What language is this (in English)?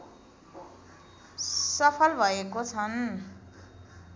Nepali